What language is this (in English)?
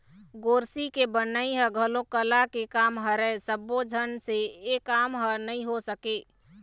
Chhattisgarhi